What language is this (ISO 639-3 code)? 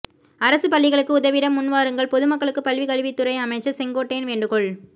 tam